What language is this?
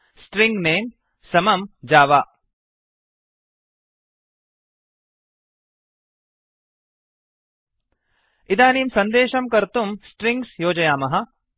Sanskrit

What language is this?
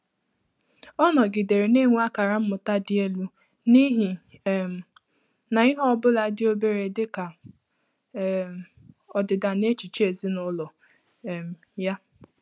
Igbo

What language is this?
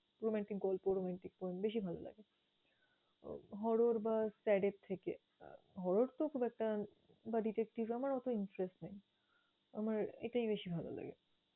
Bangla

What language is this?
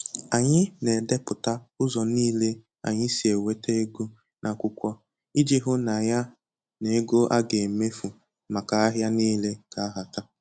Igbo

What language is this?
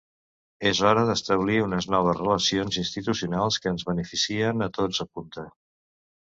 Catalan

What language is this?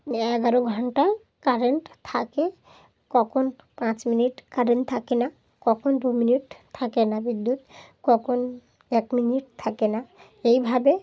Bangla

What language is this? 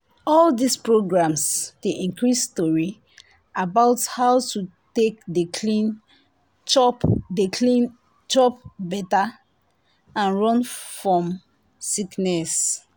Nigerian Pidgin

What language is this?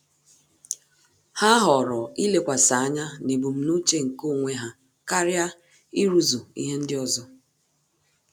Igbo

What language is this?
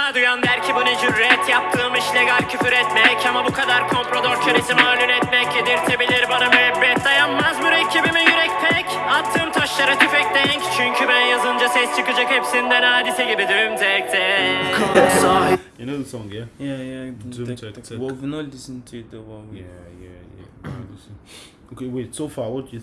Turkish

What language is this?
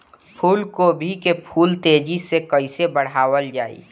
Bhojpuri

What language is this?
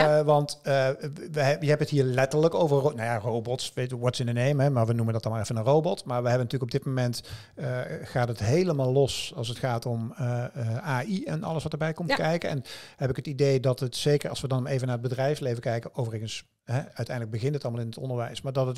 Dutch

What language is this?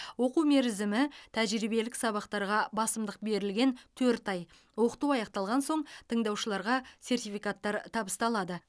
Kazakh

